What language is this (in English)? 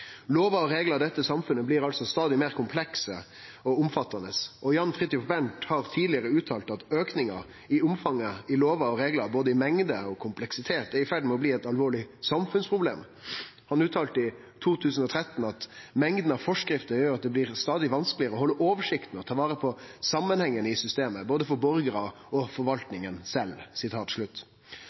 Norwegian Nynorsk